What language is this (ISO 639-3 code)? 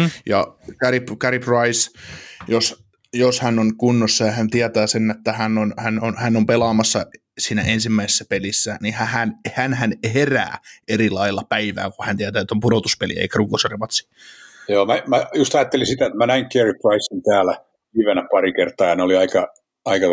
fin